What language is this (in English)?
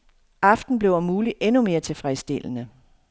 Danish